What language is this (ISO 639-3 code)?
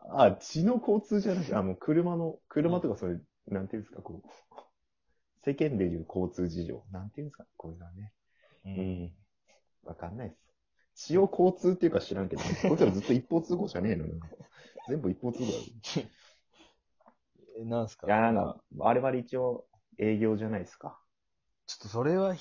jpn